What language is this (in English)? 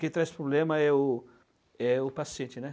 Portuguese